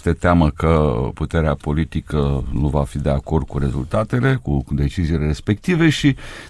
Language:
Romanian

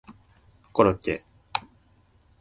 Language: Japanese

